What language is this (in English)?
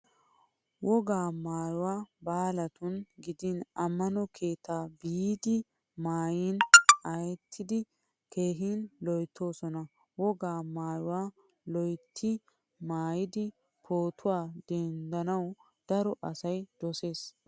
Wolaytta